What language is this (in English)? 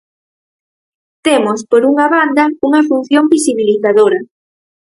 Galician